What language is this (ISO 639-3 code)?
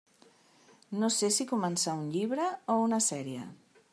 cat